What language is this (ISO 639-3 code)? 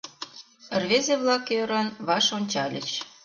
chm